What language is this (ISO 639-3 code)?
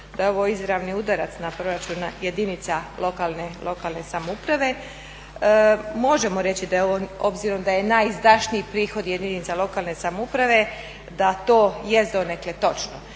hrv